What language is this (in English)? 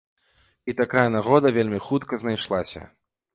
Belarusian